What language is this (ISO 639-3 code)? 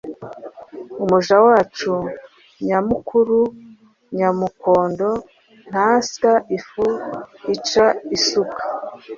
kin